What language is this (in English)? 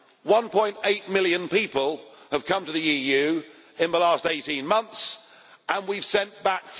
English